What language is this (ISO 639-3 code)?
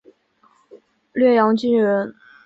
zho